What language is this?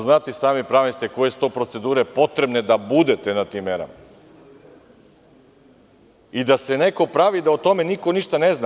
Serbian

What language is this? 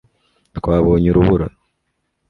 Kinyarwanda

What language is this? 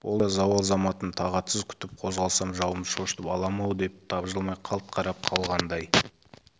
Kazakh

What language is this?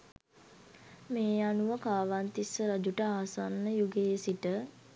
Sinhala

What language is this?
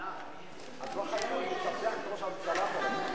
Hebrew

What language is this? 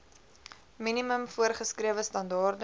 Afrikaans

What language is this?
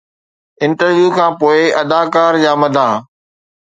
Sindhi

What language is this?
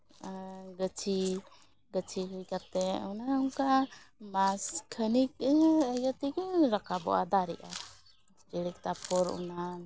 Santali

